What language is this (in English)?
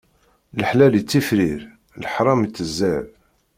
Kabyle